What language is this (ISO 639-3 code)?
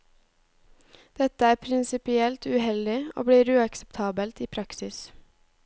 nor